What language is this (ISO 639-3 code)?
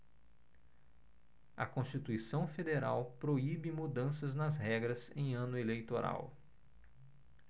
por